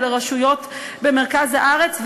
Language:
Hebrew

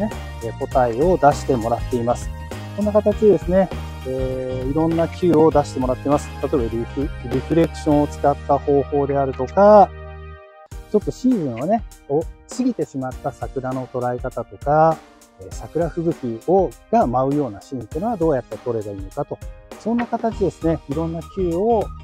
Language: Japanese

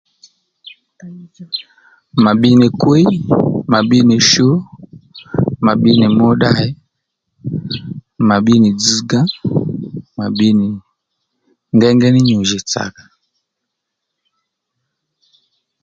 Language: Lendu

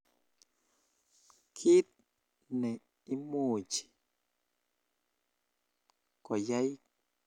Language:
Kalenjin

